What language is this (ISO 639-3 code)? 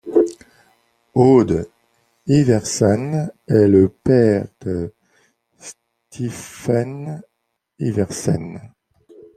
fra